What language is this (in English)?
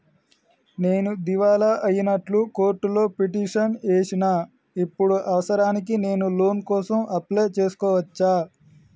Telugu